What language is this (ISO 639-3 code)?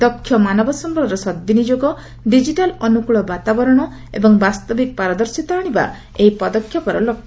ori